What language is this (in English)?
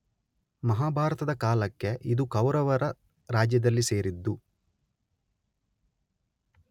Kannada